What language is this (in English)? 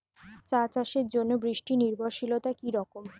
Bangla